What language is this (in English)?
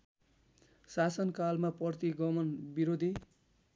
Nepali